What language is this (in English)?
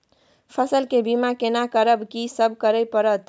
Maithili